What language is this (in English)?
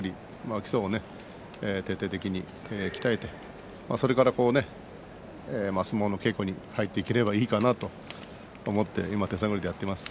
Japanese